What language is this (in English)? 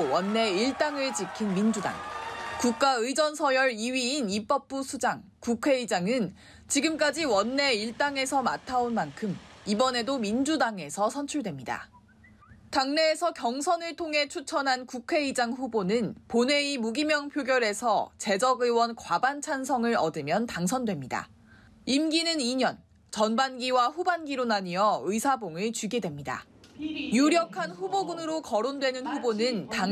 Korean